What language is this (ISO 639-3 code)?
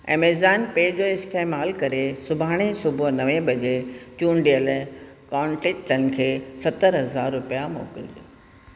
snd